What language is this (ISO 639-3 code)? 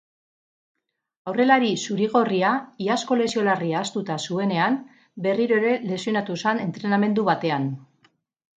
eus